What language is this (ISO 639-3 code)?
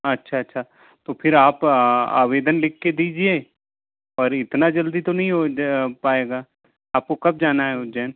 hin